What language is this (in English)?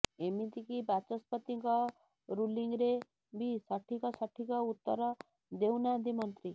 Odia